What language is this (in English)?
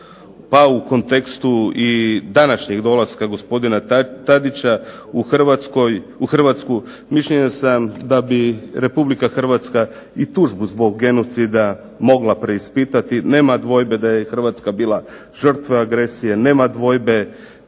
Croatian